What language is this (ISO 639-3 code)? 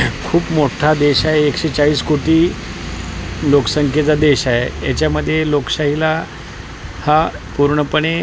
mar